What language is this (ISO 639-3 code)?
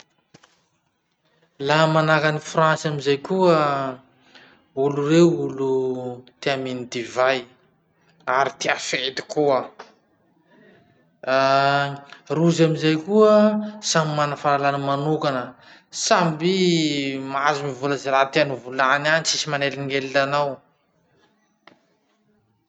msh